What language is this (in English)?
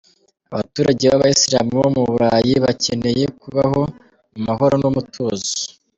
Kinyarwanda